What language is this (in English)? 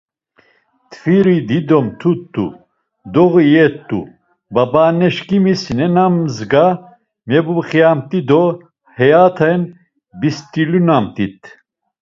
Laz